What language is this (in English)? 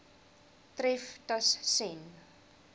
Afrikaans